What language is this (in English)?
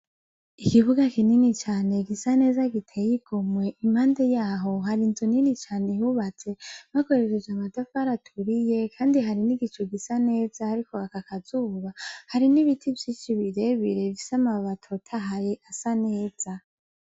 Rundi